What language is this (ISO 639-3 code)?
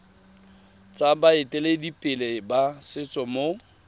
tsn